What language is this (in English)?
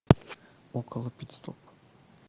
Russian